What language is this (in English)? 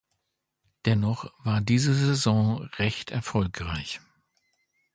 German